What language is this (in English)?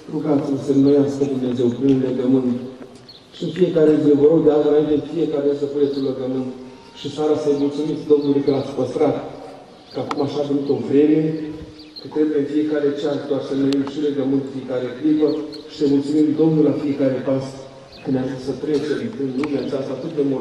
Romanian